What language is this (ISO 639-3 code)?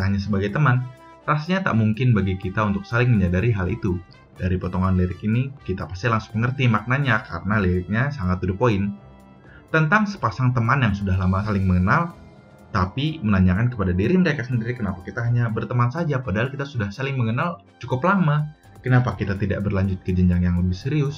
ind